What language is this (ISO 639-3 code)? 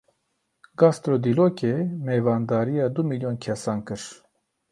kur